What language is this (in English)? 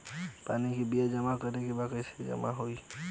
Bhojpuri